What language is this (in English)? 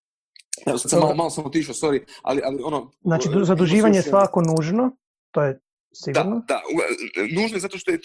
Croatian